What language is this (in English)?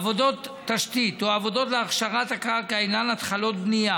Hebrew